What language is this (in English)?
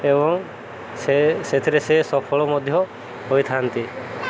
Odia